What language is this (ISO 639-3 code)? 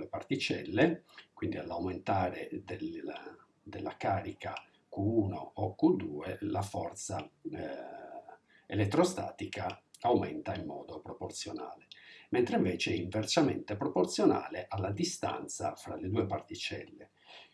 ita